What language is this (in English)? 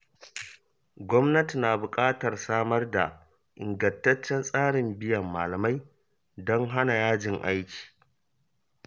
Hausa